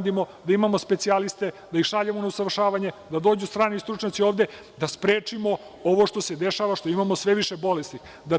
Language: Serbian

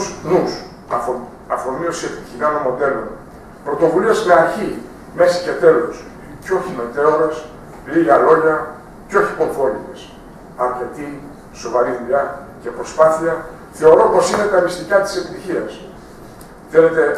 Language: Greek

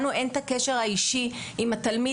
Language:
Hebrew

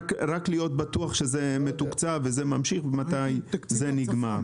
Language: Hebrew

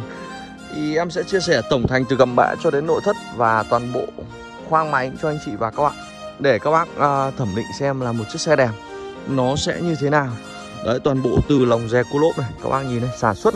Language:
Vietnamese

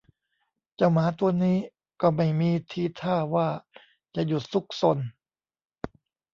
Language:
Thai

